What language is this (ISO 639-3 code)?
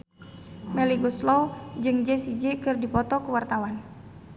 sun